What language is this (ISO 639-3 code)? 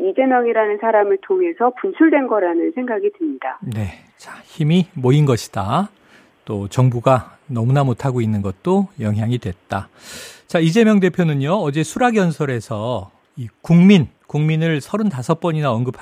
kor